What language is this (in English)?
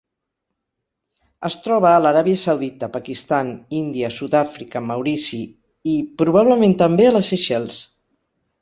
Catalan